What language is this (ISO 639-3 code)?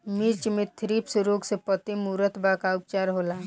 bho